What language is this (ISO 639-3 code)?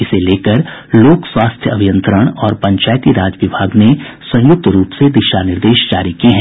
hin